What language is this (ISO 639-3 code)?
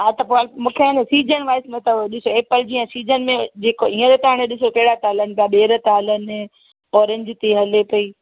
snd